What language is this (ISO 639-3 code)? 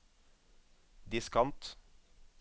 nor